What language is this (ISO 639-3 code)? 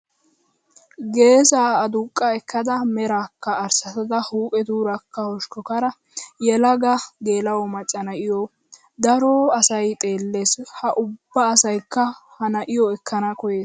wal